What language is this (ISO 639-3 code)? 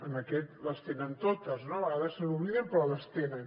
cat